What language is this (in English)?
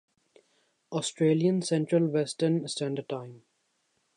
Urdu